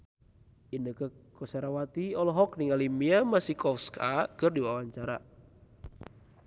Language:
Sundanese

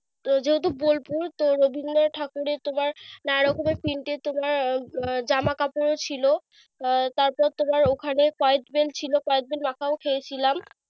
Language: Bangla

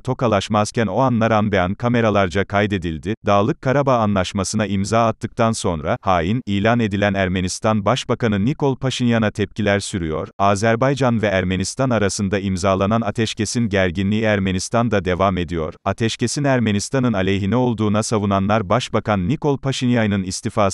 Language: Turkish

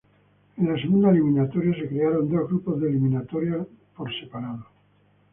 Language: Spanish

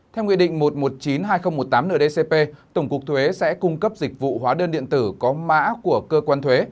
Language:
Vietnamese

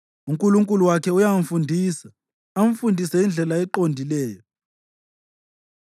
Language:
North Ndebele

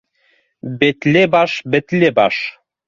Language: Bashkir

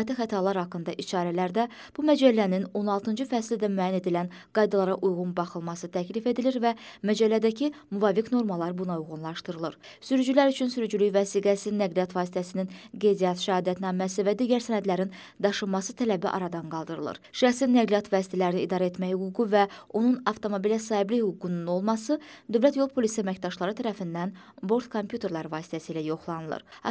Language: Turkish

